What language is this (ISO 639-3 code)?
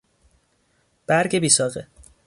fas